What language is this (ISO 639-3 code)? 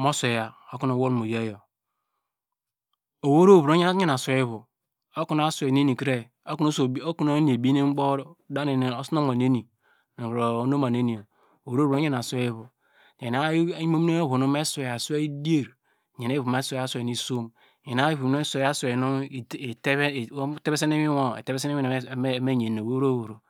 deg